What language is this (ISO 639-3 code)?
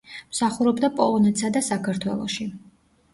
kat